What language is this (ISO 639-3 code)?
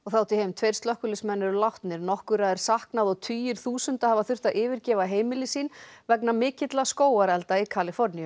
isl